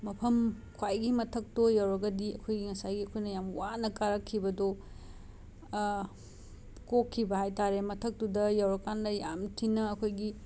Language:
Manipuri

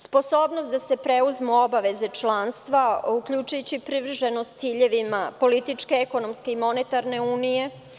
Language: Serbian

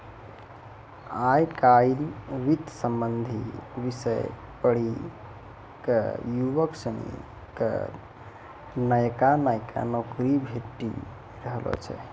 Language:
Maithili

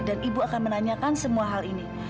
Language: Indonesian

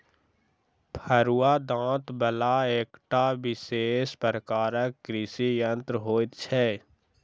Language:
Maithili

